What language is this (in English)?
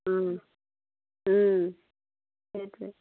Assamese